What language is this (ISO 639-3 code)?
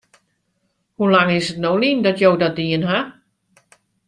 fry